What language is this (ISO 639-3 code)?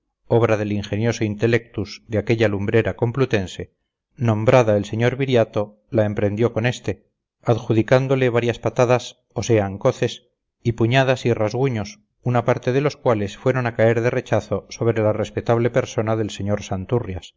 spa